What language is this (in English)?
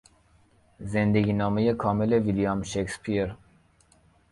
Persian